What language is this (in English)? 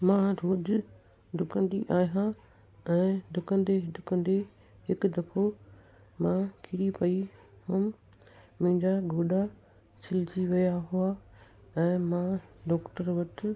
Sindhi